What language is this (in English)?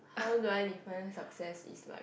English